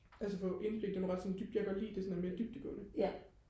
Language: Danish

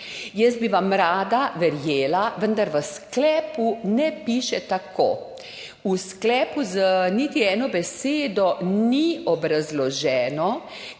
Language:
Slovenian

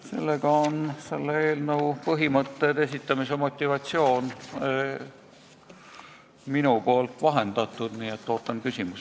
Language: Estonian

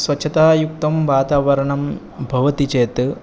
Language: Sanskrit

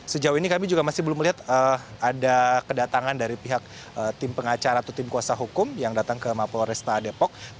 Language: Indonesian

